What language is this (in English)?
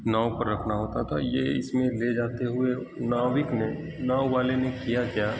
Urdu